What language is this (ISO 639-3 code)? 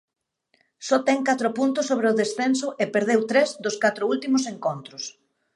glg